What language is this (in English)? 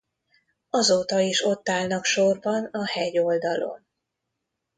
Hungarian